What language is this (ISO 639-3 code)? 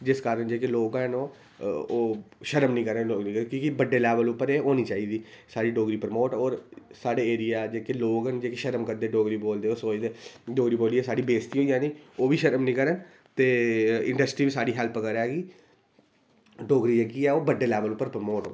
doi